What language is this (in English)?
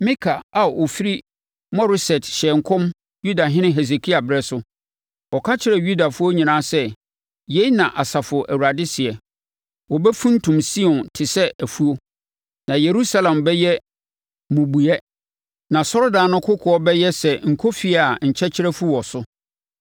Akan